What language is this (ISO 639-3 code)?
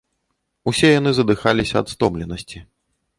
bel